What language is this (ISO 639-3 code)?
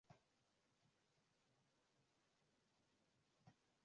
swa